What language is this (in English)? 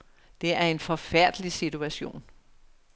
Danish